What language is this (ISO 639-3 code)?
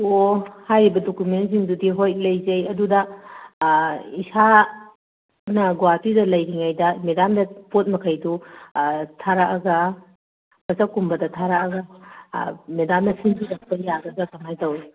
mni